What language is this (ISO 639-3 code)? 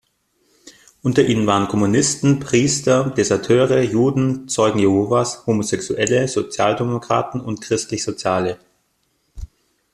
deu